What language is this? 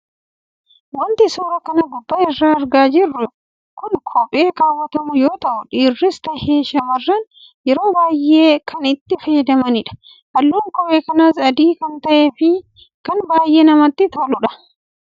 Oromo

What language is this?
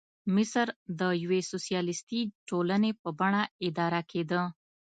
Pashto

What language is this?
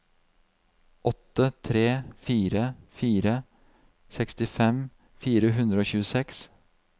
Norwegian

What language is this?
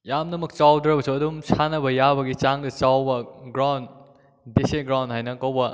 Manipuri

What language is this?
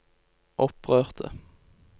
Norwegian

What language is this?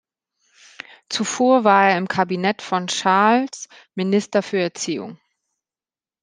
German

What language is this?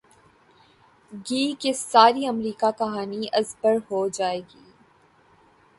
Urdu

